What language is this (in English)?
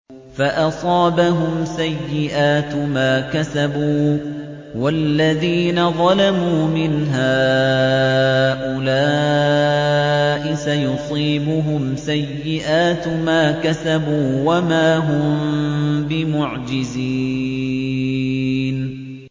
Arabic